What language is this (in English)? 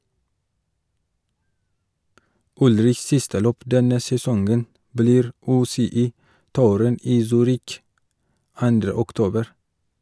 Norwegian